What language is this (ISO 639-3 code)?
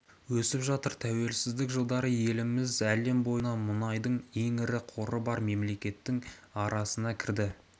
kaz